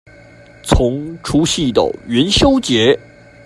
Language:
Chinese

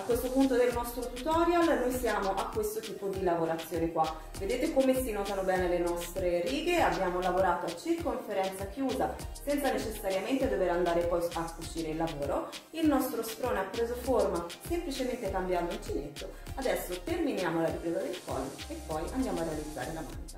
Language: Italian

